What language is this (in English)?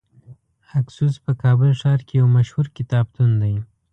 Pashto